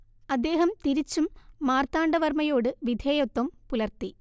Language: Malayalam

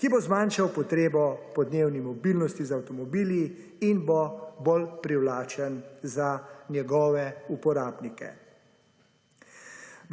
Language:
Slovenian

